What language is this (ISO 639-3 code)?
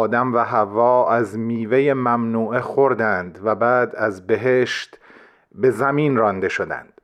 fas